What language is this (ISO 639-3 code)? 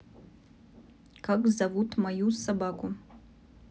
rus